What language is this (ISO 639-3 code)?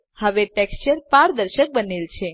guj